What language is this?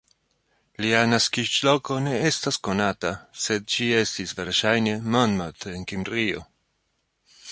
Esperanto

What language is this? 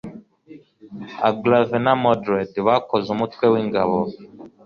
Kinyarwanda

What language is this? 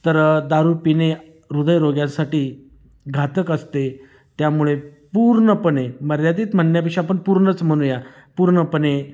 Marathi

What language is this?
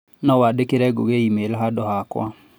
Kikuyu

